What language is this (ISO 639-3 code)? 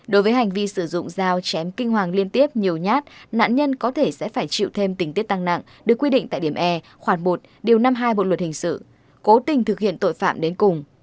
vie